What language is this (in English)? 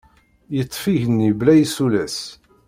Kabyle